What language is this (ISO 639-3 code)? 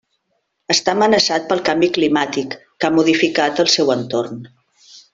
cat